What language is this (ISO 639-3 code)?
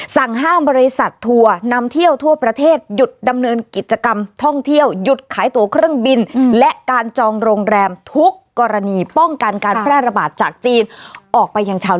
tha